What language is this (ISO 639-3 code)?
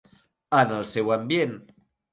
cat